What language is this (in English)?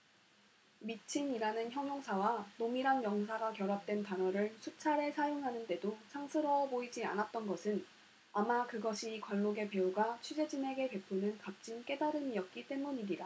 Korean